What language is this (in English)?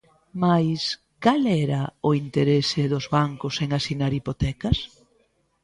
Galician